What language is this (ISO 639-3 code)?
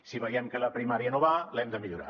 cat